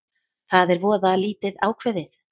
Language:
Icelandic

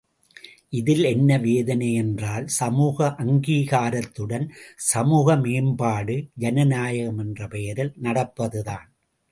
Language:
Tamil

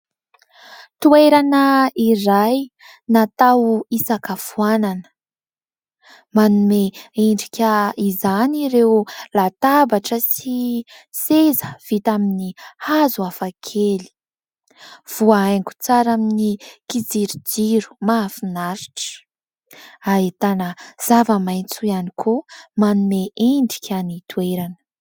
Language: Malagasy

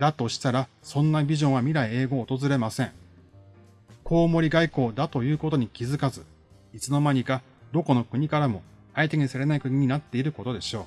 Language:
Japanese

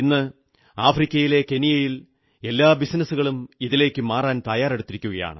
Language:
Malayalam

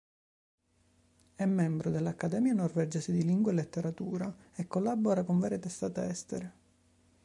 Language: Italian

